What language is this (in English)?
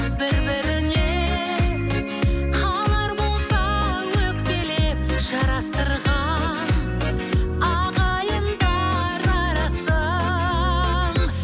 Kazakh